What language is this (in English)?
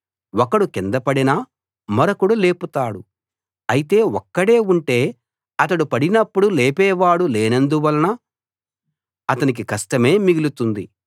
Telugu